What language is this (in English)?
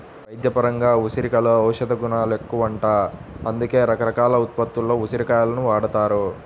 Telugu